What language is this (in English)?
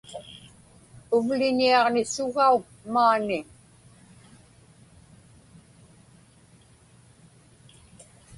Inupiaq